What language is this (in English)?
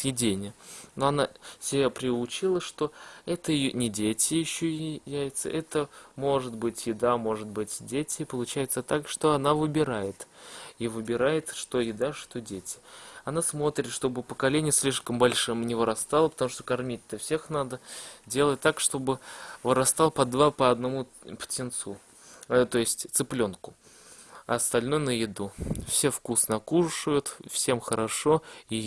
Russian